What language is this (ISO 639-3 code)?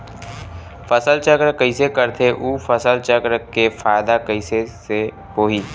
hne